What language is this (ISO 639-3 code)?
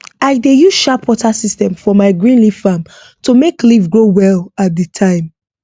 pcm